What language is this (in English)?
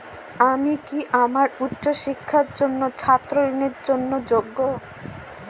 Bangla